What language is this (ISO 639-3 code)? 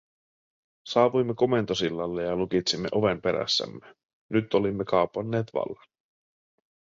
fin